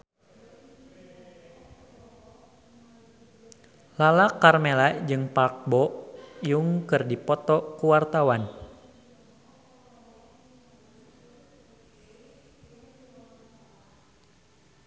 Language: Sundanese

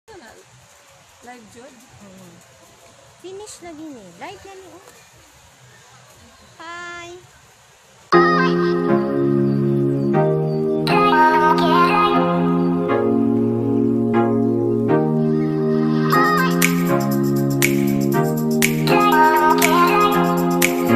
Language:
Vietnamese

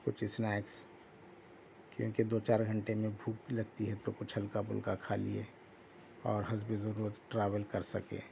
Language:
Urdu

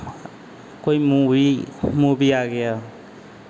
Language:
Hindi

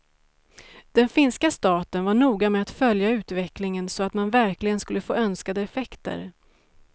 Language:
Swedish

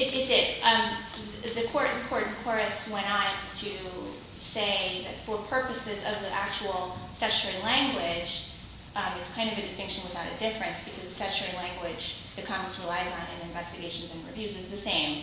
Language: English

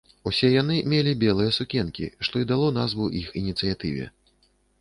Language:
Belarusian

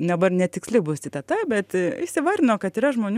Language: Lithuanian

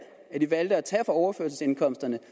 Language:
Danish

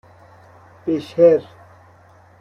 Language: Persian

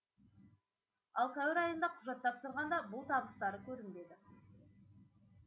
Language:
Kazakh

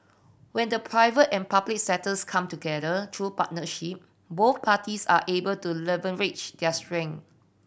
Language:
English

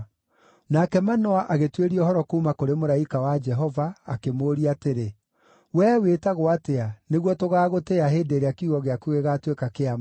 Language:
Kikuyu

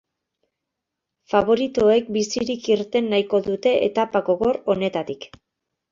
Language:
Basque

